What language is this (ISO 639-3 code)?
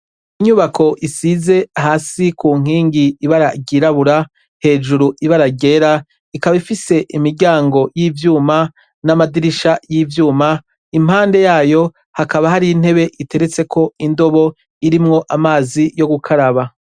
run